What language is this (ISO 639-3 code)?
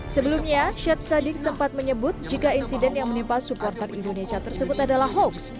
ind